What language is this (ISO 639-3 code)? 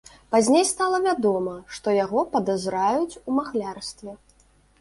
bel